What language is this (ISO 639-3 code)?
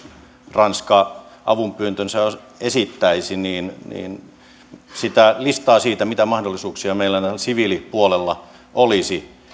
fin